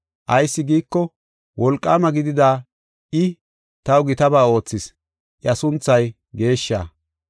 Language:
Gofa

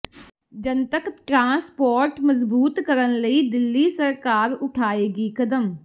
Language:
Punjabi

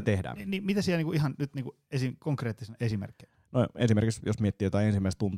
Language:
Finnish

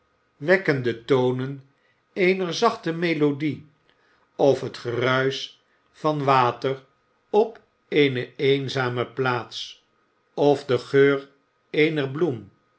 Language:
Dutch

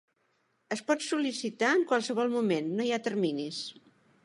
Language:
Catalan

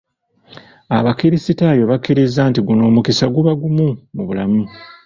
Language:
Ganda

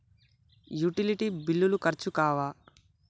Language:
Telugu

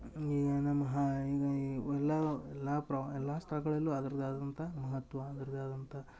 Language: Kannada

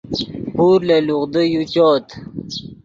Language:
Yidgha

